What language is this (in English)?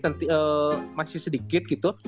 Indonesian